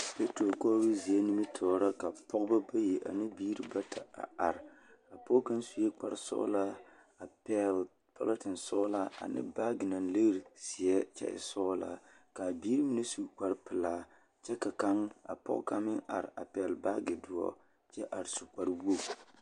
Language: Southern Dagaare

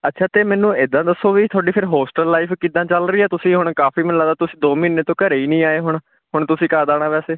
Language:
Punjabi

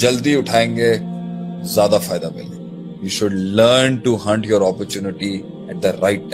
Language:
Urdu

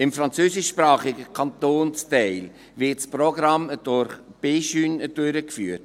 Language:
Swiss German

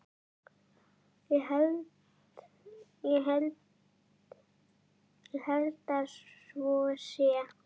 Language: Icelandic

